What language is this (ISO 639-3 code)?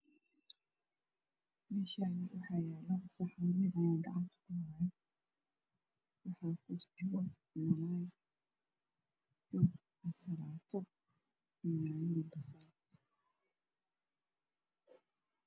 som